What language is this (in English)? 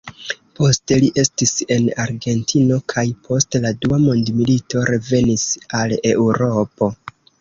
Esperanto